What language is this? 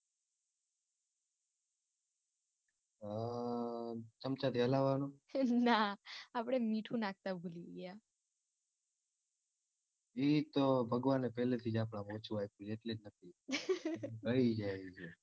Gujarati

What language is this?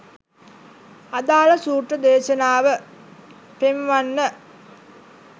Sinhala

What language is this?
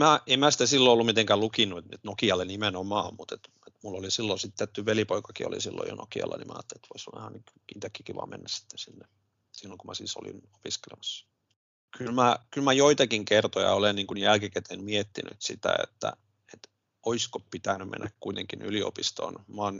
Finnish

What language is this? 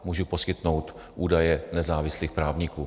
Czech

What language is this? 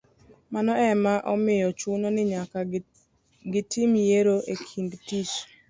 Luo (Kenya and Tanzania)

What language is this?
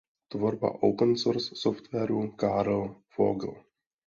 Czech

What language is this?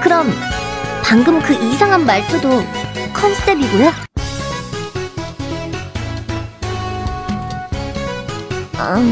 Korean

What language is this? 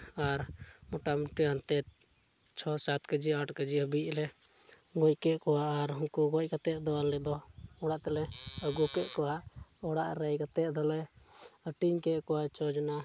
Santali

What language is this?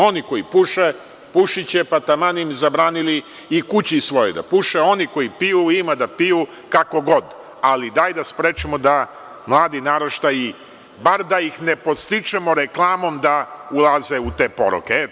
Serbian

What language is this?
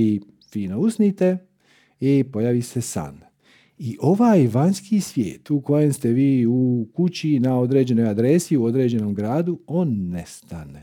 Croatian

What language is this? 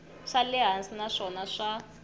Tsonga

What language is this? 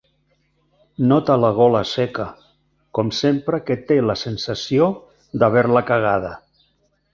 Catalan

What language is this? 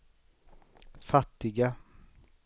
Swedish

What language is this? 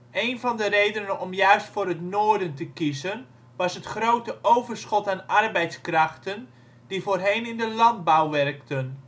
Dutch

